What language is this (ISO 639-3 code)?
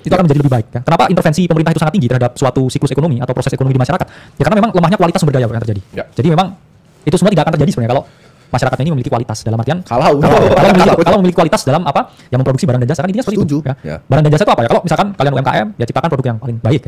ind